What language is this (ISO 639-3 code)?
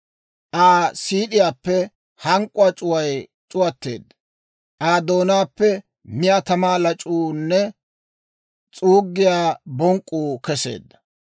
dwr